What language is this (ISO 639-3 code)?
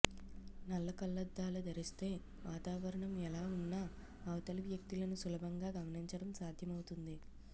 tel